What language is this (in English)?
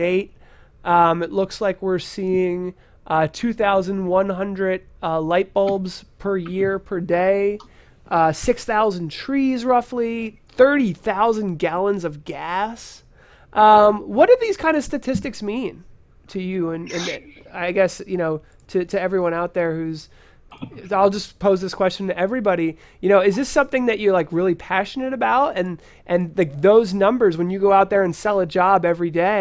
English